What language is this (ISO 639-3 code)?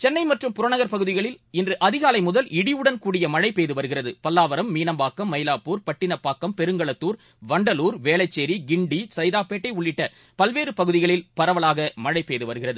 tam